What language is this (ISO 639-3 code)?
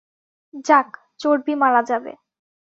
ben